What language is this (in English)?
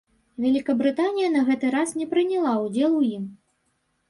Belarusian